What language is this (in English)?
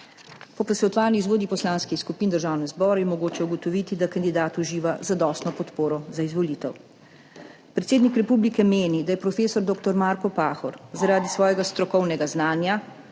Slovenian